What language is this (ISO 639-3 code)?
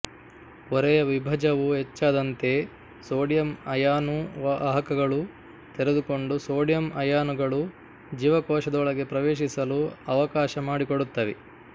kan